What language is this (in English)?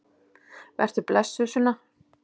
Icelandic